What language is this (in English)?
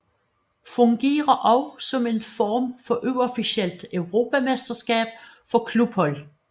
Danish